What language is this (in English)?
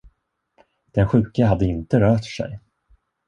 Swedish